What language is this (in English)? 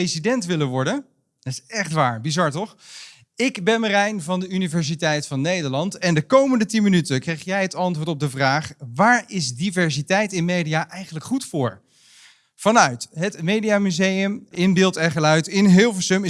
Dutch